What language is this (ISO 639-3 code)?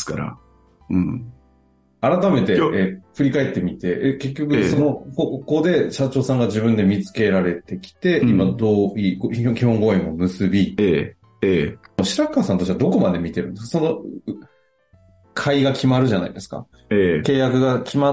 jpn